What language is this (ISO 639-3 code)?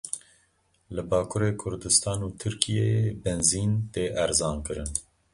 kur